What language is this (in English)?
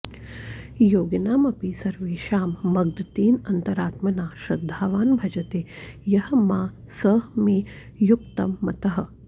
Sanskrit